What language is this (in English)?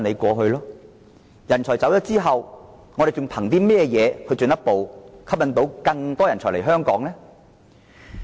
Cantonese